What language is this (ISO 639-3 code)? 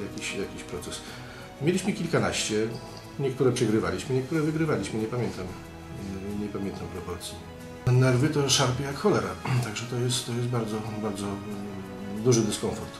pol